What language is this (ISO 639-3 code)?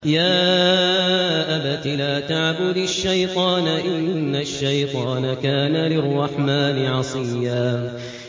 ara